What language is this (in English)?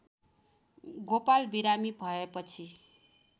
Nepali